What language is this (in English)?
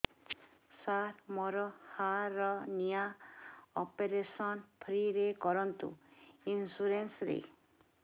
Odia